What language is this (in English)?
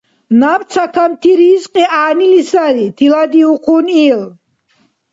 Dargwa